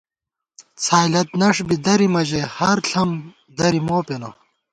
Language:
Gawar-Bati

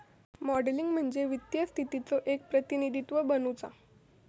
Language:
Marathi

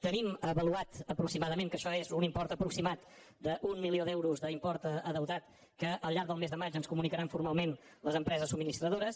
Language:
Catalan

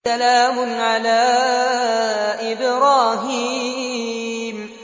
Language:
Arabic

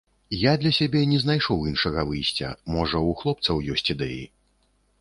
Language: Belarusian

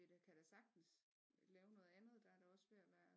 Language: Danish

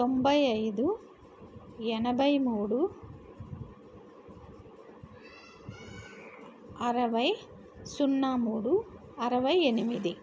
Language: Telugu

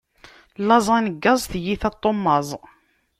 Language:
Kabyle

